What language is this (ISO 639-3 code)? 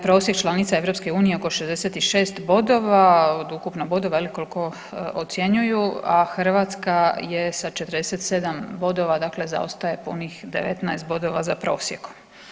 hrv